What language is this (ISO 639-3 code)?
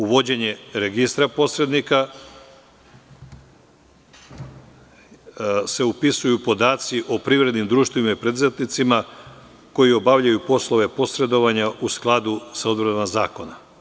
srp